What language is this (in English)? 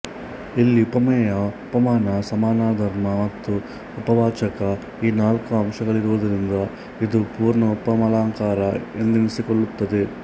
Kannada